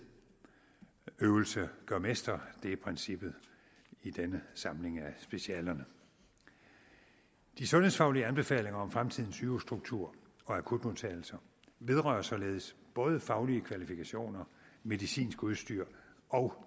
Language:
Danish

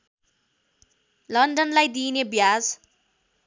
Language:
Nepali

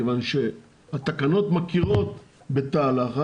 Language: Hebrew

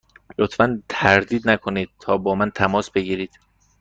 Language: Persian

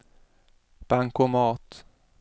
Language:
Swedish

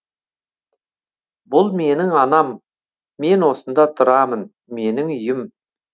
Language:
Kazakh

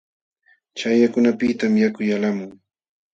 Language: Jauja Wanca Quechua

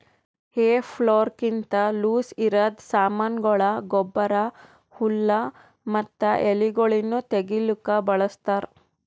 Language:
Kannada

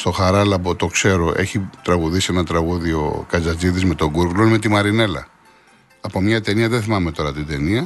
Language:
Greek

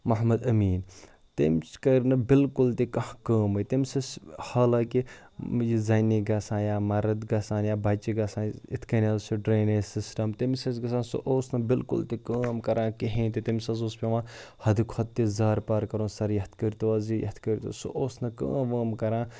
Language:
Kashmiri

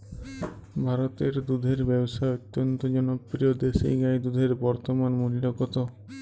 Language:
Bangla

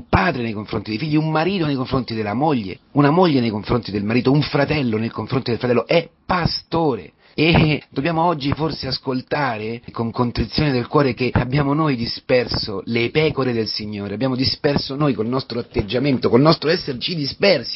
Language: Italian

